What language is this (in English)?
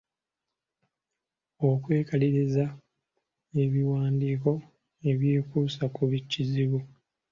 Ganda